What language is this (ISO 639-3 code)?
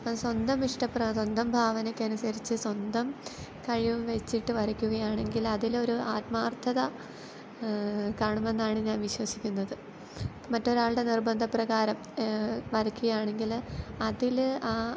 mal